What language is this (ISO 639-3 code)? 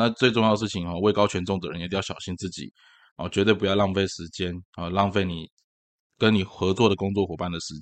zho